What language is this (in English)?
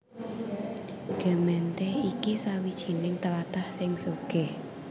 Javanese